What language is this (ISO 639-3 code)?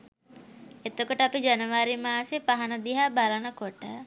sin